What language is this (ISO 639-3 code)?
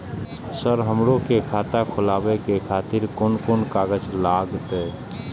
mai